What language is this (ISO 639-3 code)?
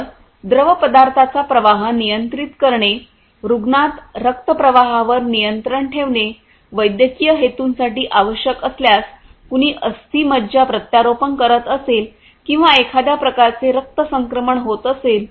mar